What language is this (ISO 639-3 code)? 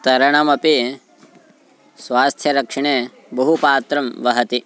san